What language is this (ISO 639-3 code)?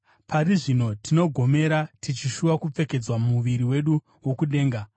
sna